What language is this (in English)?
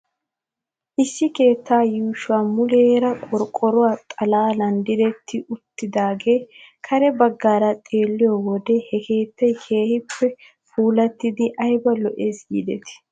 Wolaytta